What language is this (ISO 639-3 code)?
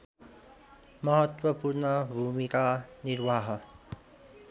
nep